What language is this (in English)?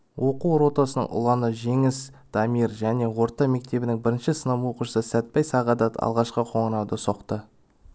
Kazakh